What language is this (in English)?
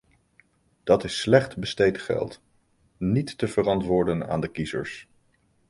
Dutch